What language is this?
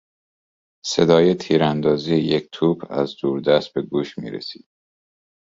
Persian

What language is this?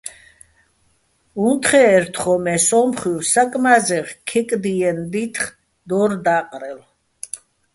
Bats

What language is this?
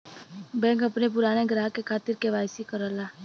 Bhojpuri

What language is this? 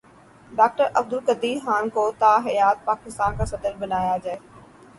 Urdu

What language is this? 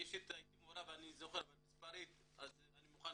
Hebrew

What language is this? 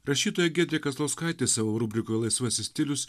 Lithuanian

